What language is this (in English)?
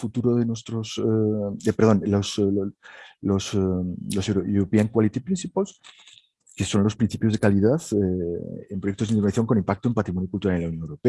Spanish